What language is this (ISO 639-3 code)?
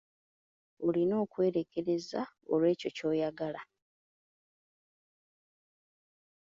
lug